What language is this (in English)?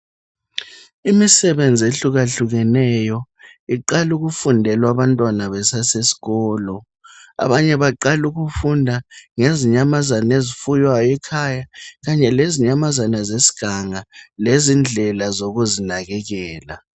North Ndebele